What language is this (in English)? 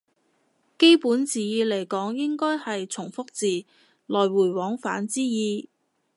Cantonese